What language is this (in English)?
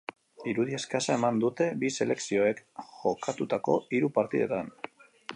Basque